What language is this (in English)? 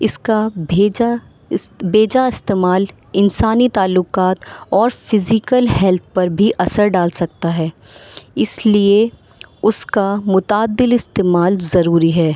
Urdu